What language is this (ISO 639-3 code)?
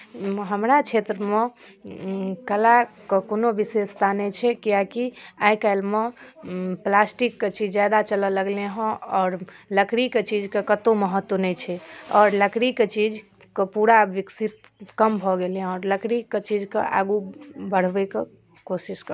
mai